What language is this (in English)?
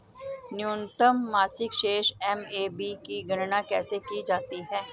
Hindi